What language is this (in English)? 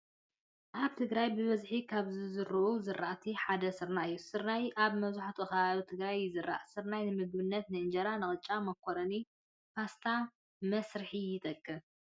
Tigrinya